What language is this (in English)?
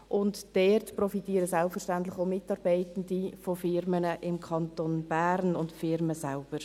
Swiss German